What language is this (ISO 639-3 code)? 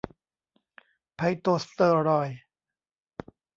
tha